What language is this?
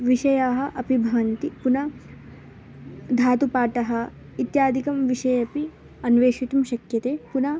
Sanskrit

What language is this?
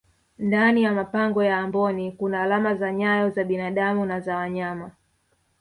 Swahili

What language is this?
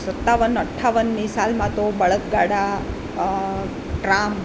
Gujarati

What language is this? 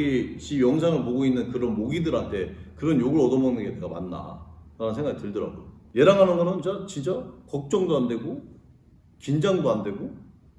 Korean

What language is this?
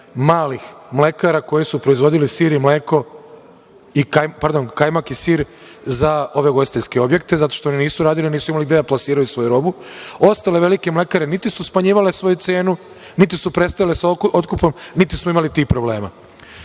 Serbian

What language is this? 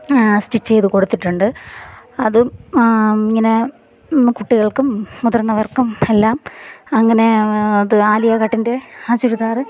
Malayalam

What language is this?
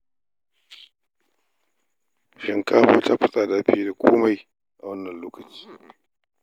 Hausa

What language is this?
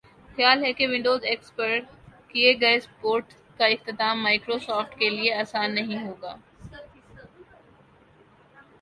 Urdu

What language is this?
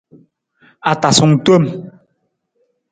Nawdm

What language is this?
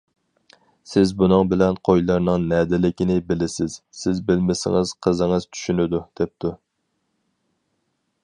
Uyghur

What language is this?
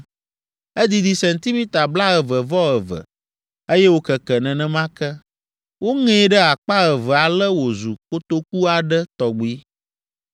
Ewe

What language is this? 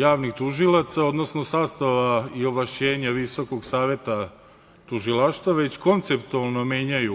Serbian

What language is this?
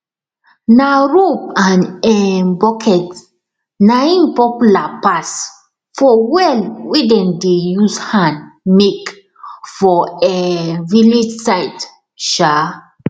Nigerian Pidgin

